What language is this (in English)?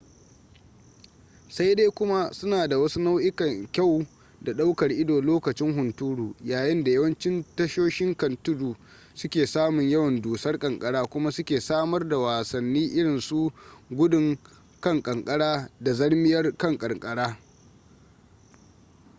Hausa